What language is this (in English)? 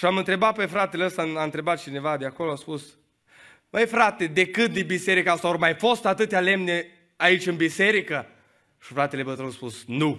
Romanian